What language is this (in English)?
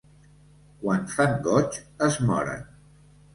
Catalan